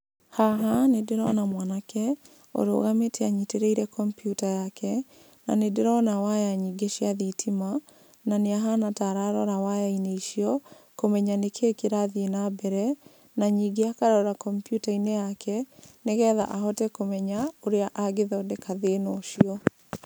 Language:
Kikuyu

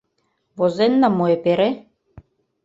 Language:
Mari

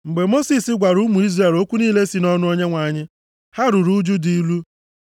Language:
Igbo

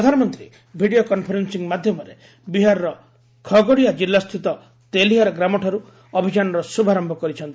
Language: Odia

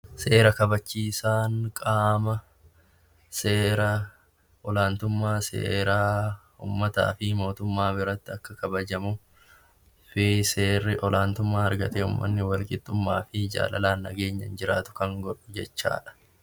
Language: Oromo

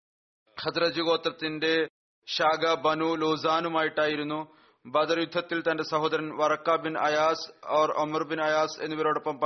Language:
Malayalam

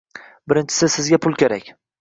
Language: Uzbek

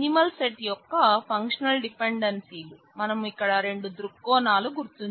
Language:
Telugu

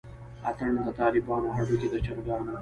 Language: Pashto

